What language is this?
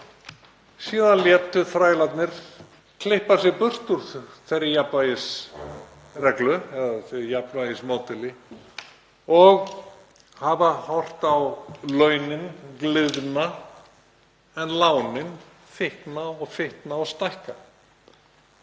Icelandic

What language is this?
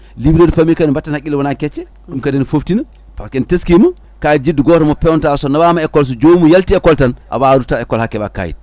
Fula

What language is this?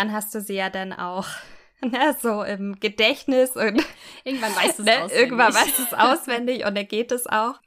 German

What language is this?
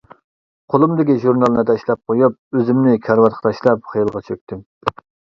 Uyghur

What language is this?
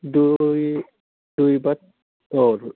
Bodo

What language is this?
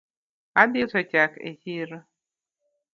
Luo (Kenya and Tanzania)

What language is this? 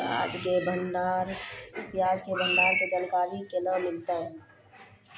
Maithili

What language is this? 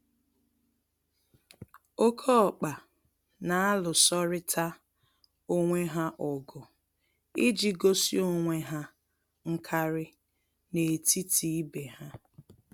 Igbo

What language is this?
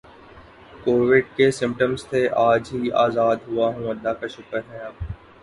Urdu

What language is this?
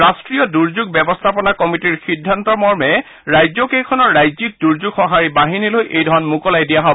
Assamese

